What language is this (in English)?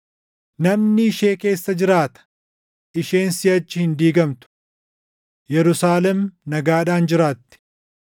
Oromo